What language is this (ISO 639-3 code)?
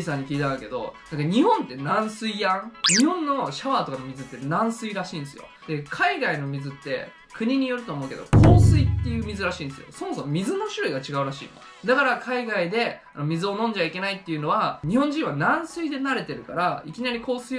jpn